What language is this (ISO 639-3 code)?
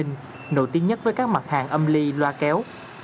vie